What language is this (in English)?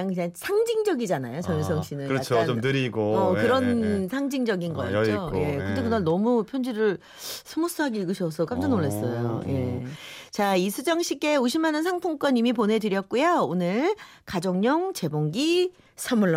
Korean